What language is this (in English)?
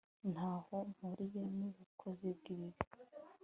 Kinyarwanda